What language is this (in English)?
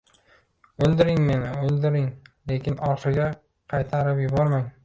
Uzbek